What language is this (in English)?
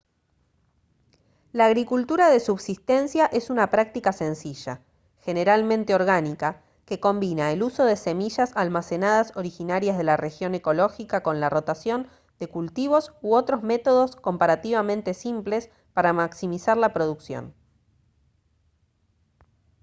Spanish